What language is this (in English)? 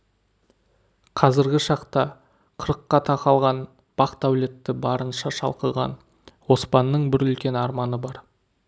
Kazakh